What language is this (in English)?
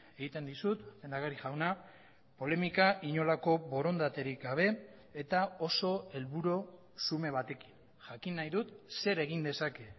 Basque